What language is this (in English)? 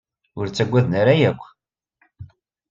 Kabyle